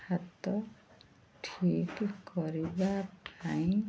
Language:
Odia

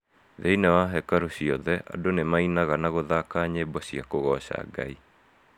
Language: Kikuyu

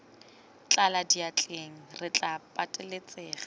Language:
Tswana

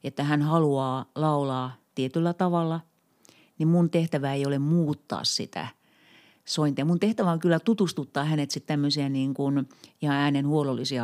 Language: Finnish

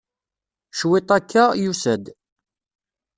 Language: Kabyle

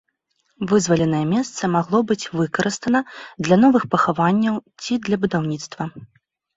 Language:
Belarusian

